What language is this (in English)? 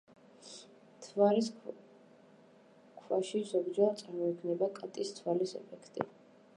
Georgian